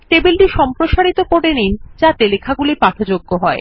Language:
Bangla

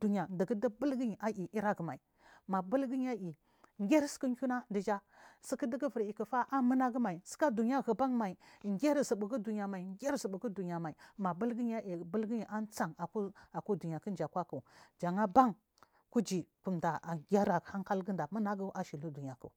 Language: Marghi South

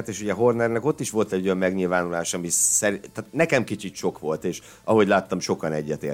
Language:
Hungarian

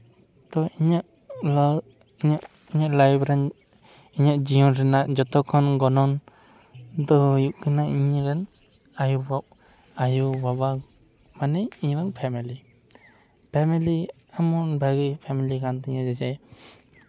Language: Santali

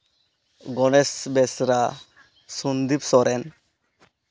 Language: Santali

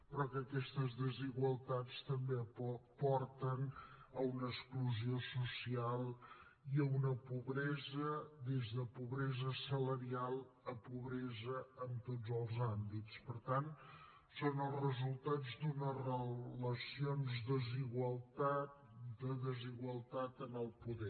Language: Catalan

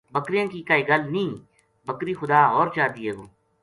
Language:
Gujari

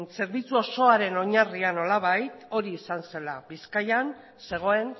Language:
Basque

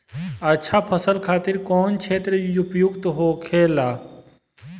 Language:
Bhojpuri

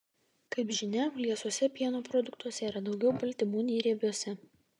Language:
Lithuanian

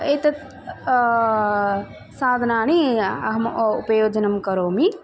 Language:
Sanskrit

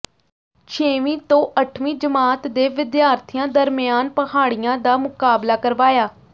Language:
Punjabi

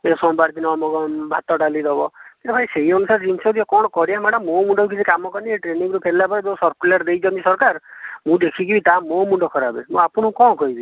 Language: Odia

